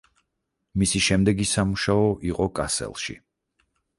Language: Georgian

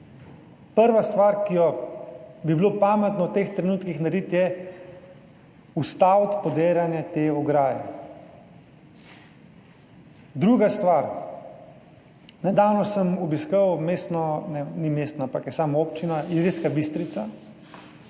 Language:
Slovenian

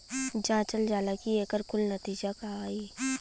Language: Bhojpuri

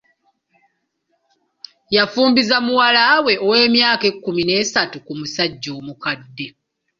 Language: Ganda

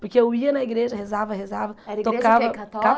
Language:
Portuguese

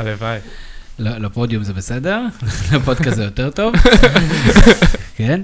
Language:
Hebrew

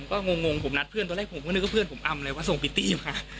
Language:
Thai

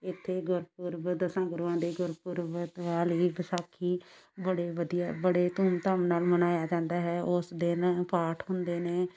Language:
Punjabi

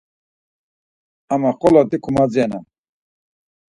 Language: Laz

